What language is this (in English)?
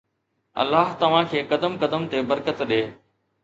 Sindhi